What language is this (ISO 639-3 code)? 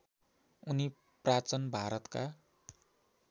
nep